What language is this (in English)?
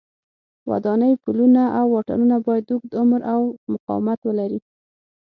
Pashto